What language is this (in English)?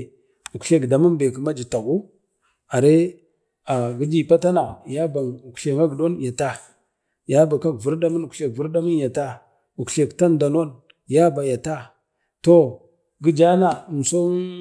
Bade